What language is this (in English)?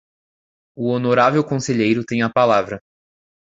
Portuguese